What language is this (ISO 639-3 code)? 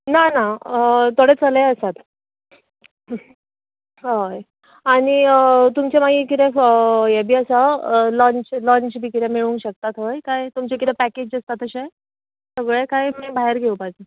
kok